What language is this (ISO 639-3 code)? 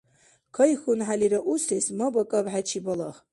dar